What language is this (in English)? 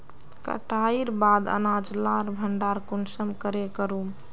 Magahi